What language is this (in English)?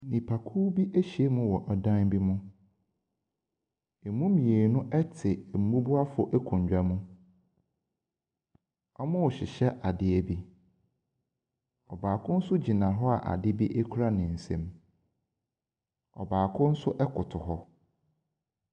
Akan